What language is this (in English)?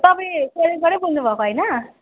Nepali